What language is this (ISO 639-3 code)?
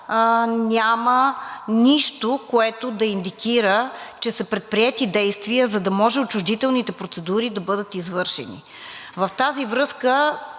bul